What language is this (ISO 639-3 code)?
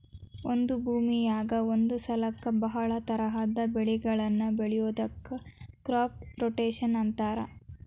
kan